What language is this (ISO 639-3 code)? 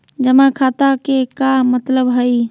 mag